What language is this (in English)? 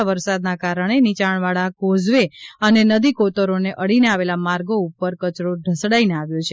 Gujarati